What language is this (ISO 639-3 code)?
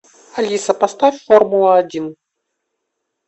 rus